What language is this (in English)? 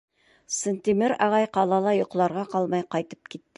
Bashkir